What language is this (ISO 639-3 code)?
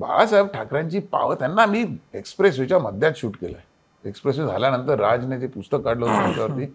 mar